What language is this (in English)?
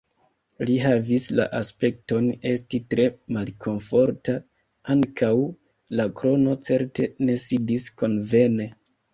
Esperanto